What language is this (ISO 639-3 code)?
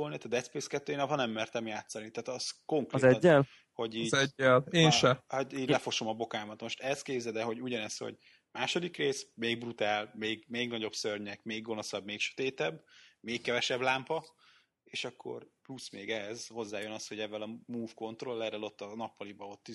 hun